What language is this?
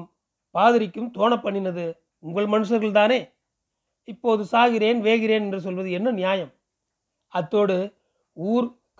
Tamil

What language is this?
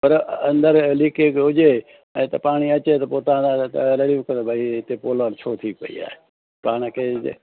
Sindhi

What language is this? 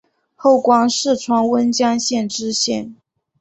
Chinese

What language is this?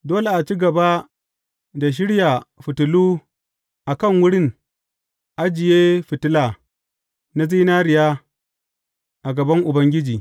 Hausa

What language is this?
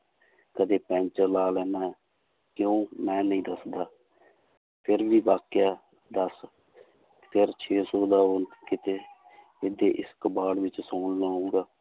Punjabi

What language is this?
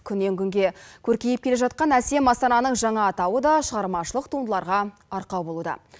Kazakh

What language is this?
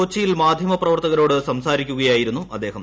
Malayalam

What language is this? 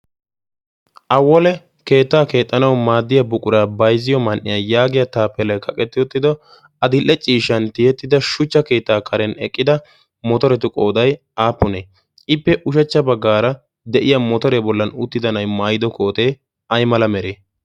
Wolaytta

